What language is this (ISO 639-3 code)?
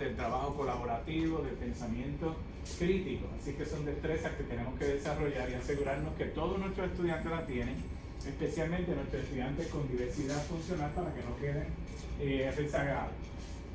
spa